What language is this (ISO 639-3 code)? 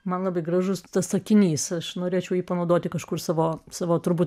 lit